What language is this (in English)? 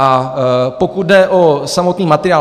Czech